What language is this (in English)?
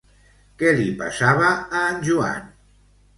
Catalan